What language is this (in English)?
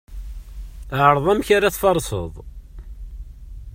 Kabyle